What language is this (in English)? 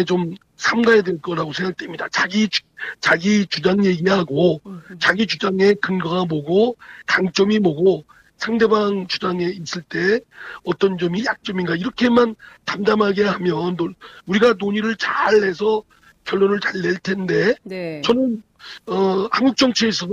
Korean